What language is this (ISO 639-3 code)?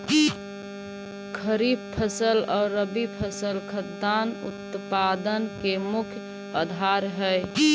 mag